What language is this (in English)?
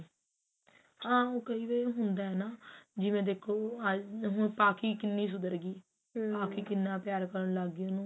Punjabi